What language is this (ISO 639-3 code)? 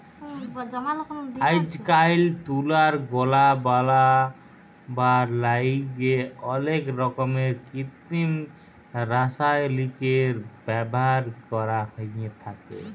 ben